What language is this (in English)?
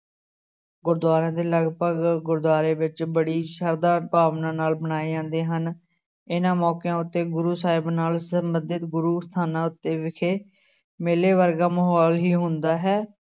Punjabi